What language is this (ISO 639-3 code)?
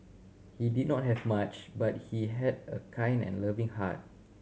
eng